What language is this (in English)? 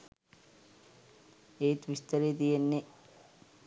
Sinhala